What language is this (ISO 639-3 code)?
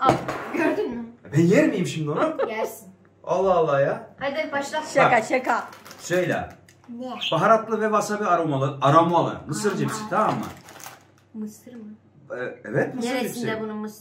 tur